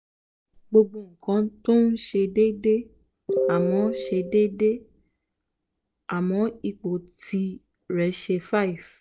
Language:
Yoruba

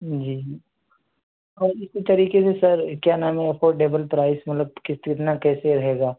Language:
Urdu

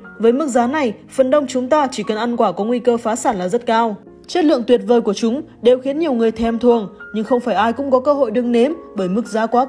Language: Vietnamese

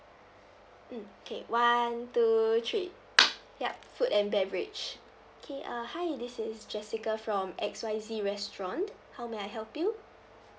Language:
English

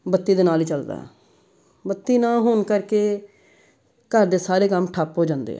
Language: Punjabi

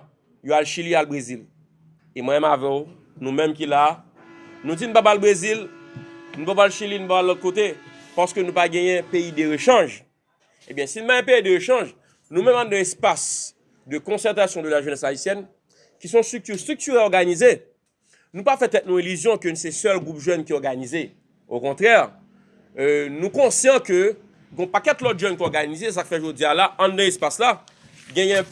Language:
French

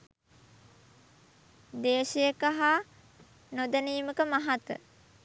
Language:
Sinhala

